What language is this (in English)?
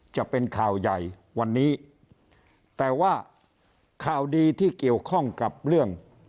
Thai